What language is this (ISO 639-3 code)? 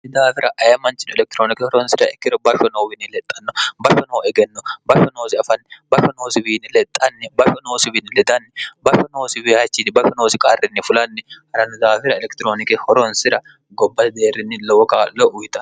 sid